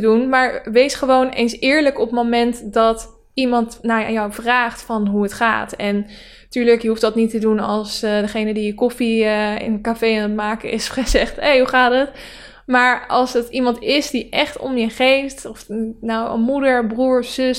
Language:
Dutch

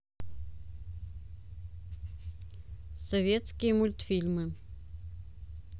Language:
Russian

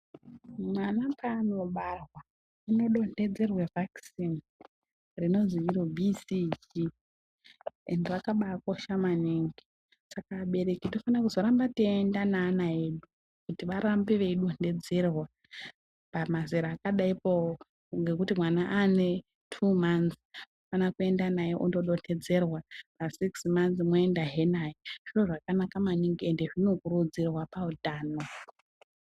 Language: Ndau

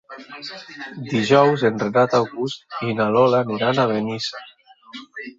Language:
Catalan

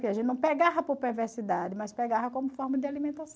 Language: Portuguese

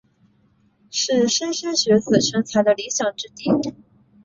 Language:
Chinese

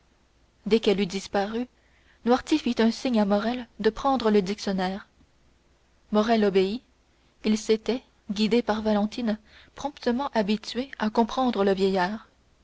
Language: French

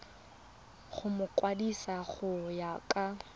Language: Tswana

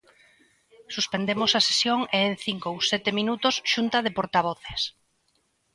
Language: Galician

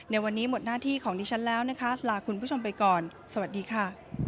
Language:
Thai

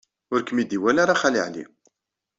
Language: Kabyle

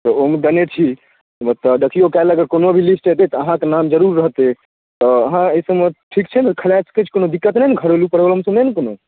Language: Maithili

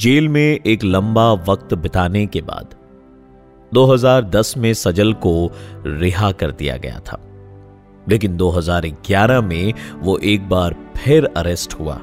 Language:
Hindi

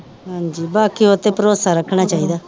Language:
Punjabi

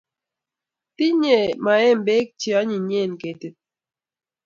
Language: Kalenjin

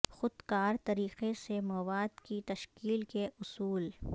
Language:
Urdu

